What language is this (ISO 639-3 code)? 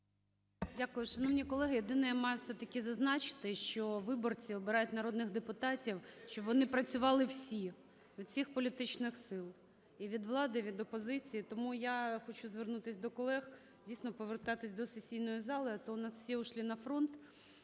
ukr